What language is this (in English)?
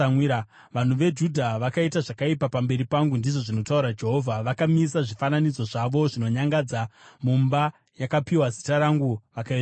Shona